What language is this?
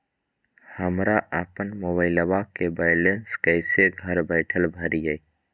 Magahi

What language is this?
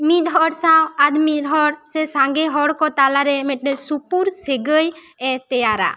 Santali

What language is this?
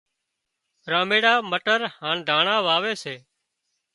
Wadiyara Koli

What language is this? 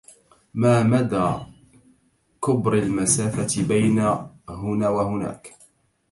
Arabic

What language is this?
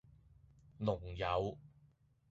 Cantonese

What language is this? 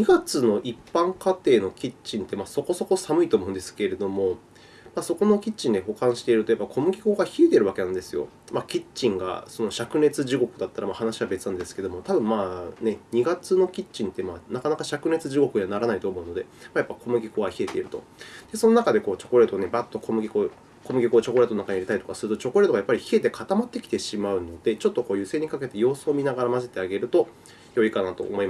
Japanese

